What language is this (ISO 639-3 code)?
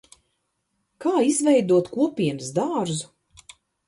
lav